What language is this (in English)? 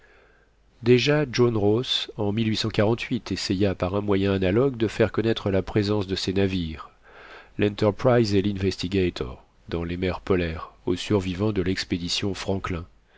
French